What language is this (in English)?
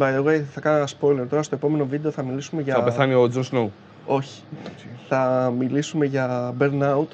Greek